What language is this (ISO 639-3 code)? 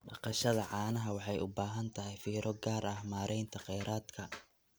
som